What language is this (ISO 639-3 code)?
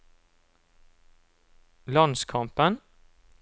nor